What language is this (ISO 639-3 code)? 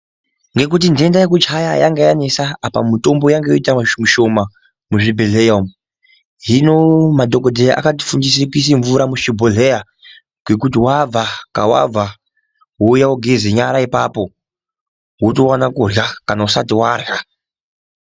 ndc